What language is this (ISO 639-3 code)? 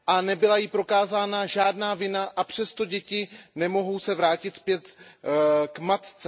ces